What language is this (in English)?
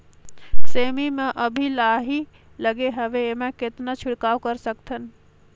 Chhattisgarhi